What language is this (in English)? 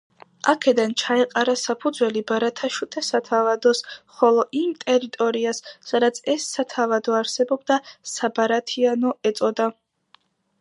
Georgian